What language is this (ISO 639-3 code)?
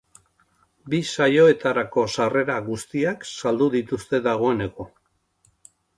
eus